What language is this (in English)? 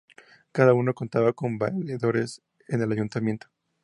Spanish